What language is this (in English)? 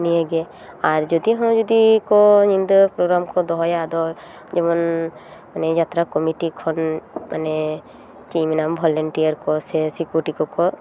Santali